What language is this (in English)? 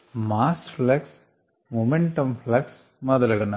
Telugu